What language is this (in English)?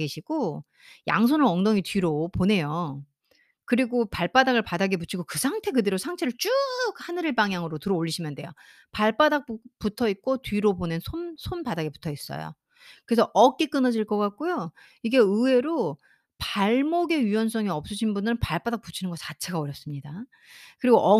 Korean